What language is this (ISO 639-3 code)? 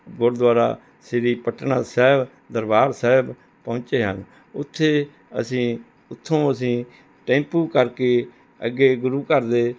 pan